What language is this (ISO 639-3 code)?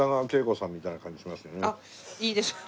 jpn